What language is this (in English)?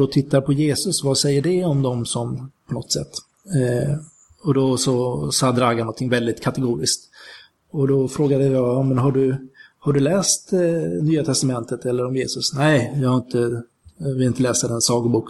Swedish